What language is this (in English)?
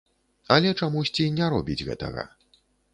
Belarusian